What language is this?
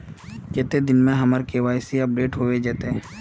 Magahi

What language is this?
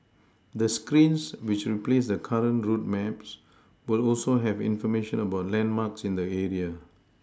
English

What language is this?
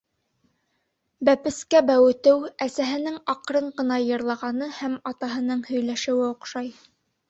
Bashkir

